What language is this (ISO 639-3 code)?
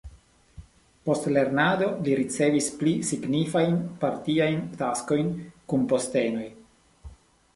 epo